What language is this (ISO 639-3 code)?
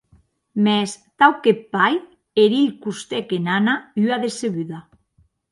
oci